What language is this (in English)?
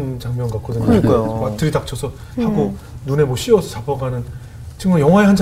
Korean